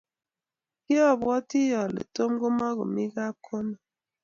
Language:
Kalenjin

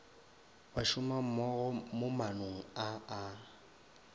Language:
Northern Sotho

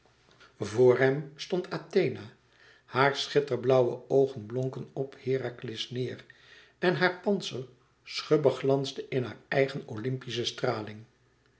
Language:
Dutch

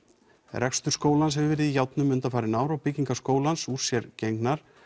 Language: Icelandic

